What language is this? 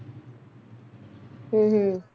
Punjabi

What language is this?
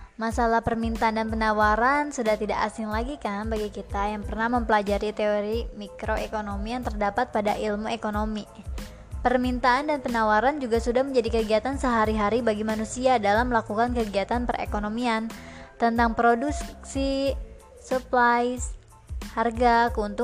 Indonesian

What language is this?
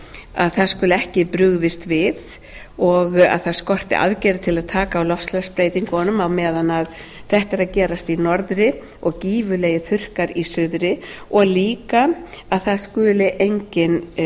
Icelandic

